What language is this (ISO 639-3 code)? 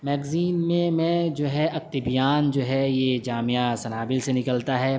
urd